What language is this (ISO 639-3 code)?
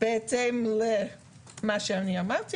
heb